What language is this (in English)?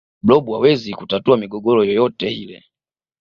Swahili